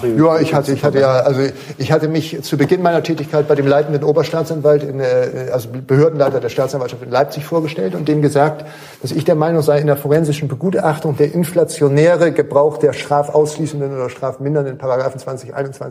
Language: German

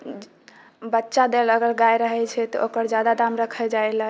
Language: Maithili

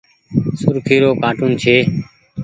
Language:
Goaria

